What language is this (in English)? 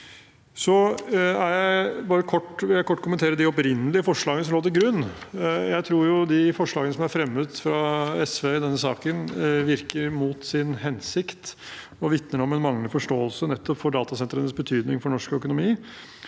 Norwegian